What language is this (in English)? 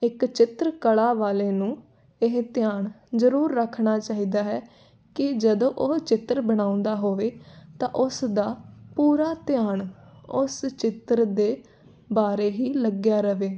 Punjabi